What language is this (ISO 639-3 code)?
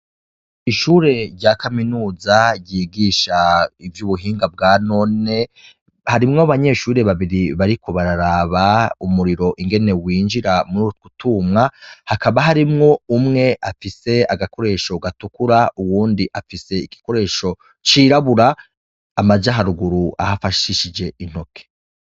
run